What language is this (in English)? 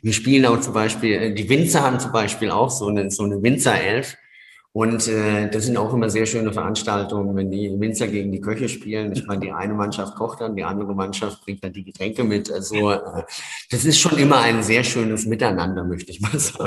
German